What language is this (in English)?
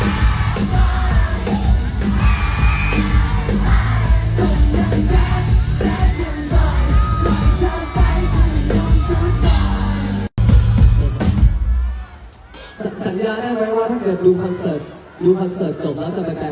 Thai